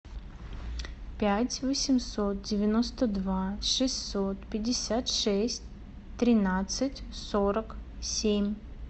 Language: Russian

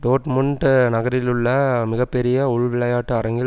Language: Tamil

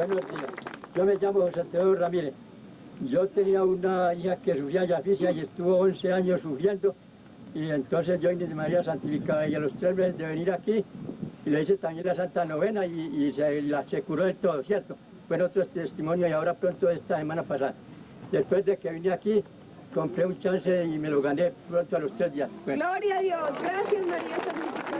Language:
Spanish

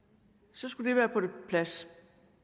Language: Danish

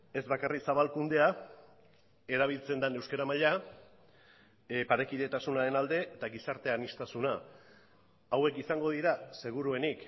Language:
Basque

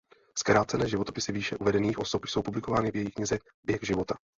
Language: Czech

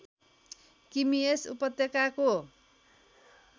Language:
Nepali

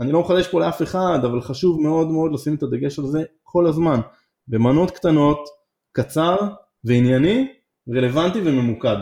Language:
Hebrew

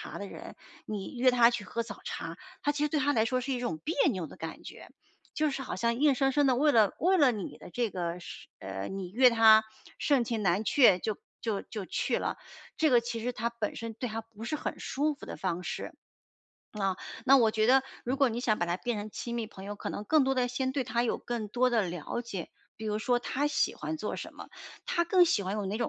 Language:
Chinese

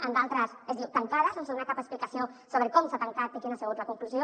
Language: Catalan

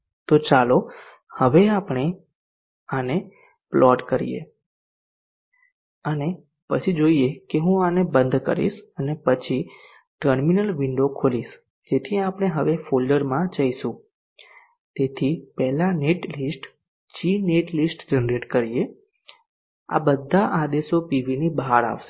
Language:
Gujarati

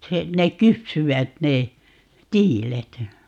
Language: Finnish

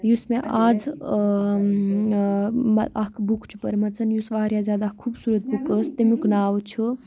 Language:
Kashmiri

